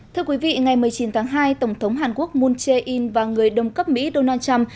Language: Vietnamese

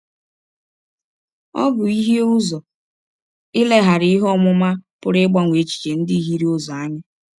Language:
Igbo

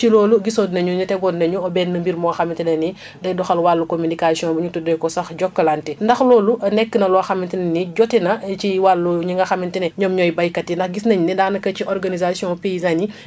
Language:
Wolof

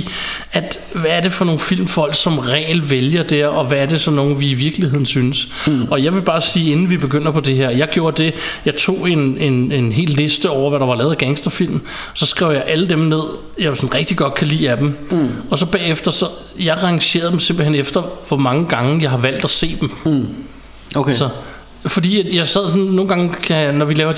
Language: Danish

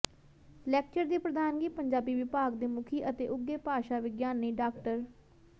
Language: Punjabi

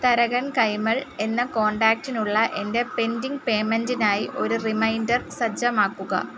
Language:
Malayalam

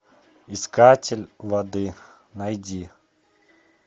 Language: Russian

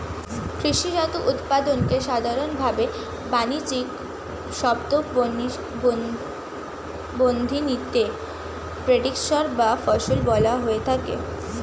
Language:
Bangla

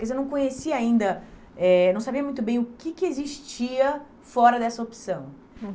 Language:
Portuguese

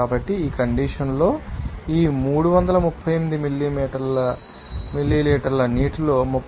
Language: Telugu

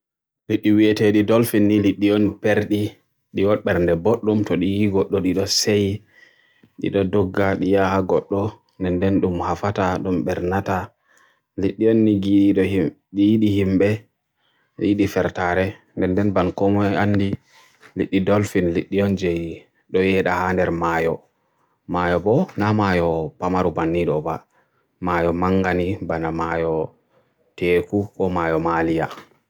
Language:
Borgu Fulfulde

